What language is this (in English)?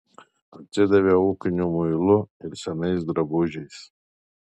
Lithuanian